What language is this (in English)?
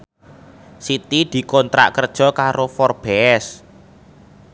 Javanese